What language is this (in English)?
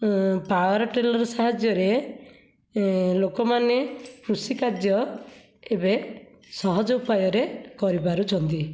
Odia